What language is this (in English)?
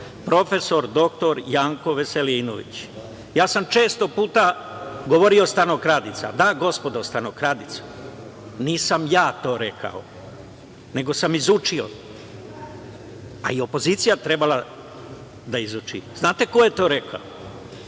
Serbian